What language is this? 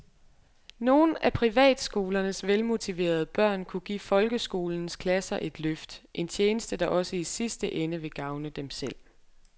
Danish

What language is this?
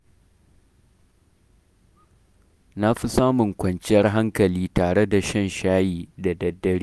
Hausa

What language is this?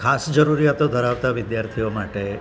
Gujarati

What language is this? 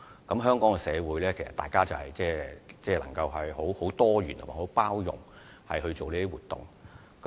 Cantonese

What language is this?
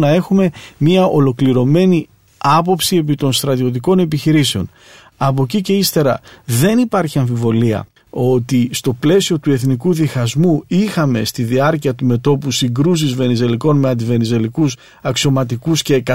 Greek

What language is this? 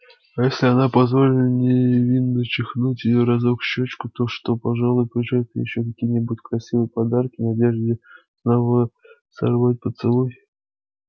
Russian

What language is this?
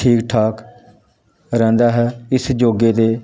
Punjabi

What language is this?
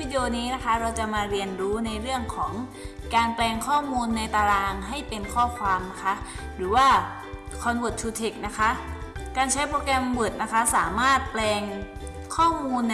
Thai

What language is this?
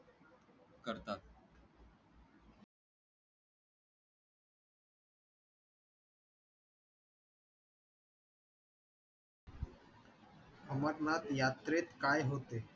Marathi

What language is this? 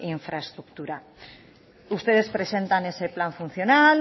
Spanish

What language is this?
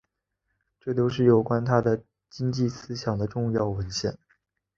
Chinese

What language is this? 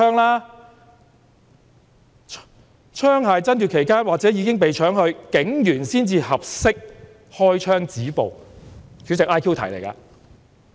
Cantonese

